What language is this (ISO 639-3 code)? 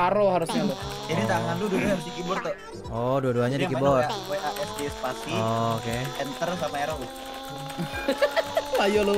ind